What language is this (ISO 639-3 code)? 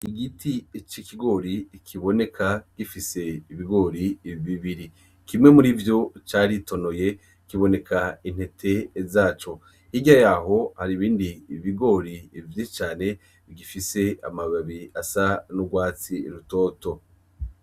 run